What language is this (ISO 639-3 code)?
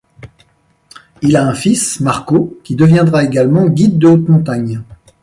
fra